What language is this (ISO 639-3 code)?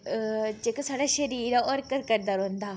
doi